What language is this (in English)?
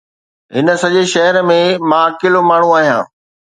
Sindhi